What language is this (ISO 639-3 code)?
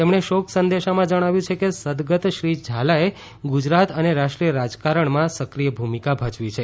guj